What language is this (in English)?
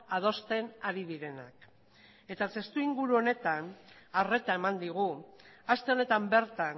Basque